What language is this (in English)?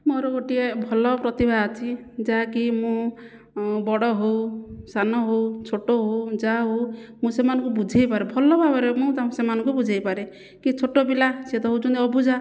Odia